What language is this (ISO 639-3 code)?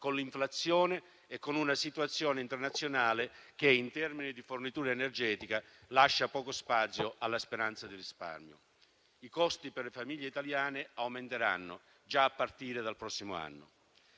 ita